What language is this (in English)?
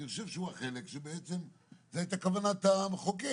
Hebrew